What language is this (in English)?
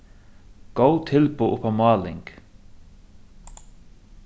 Faroese